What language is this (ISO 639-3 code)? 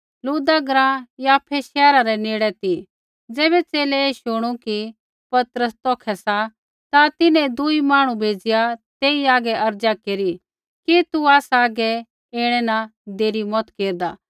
kfx